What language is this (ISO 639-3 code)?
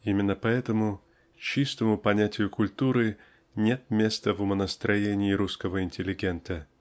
rus